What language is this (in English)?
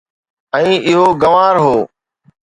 Sindhi